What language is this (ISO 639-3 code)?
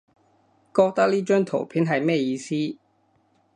yue